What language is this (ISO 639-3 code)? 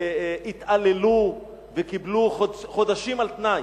heb